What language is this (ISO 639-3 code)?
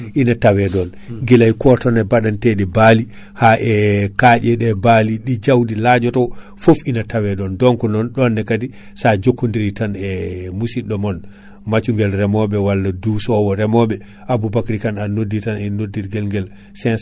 ful